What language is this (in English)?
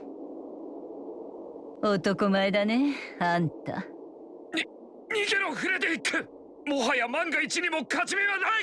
Japanese